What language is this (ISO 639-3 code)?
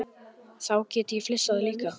isl